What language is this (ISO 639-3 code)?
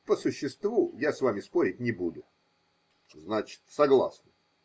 rus